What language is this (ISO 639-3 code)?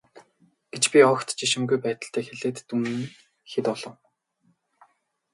mon